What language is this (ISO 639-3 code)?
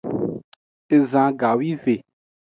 ajg